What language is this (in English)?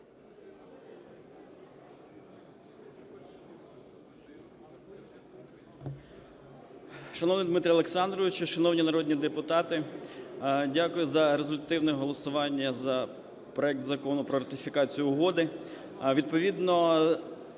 Ukrainian